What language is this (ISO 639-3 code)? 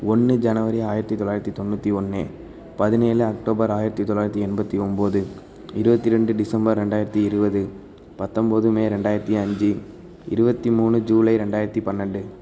tam